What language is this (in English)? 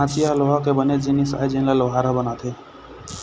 Chhattisgarhi